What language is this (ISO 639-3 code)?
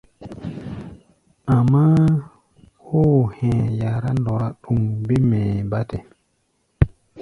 gba